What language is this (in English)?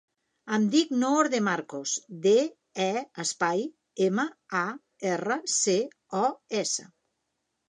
Catalan